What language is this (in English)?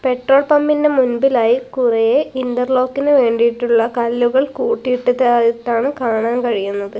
Malayalam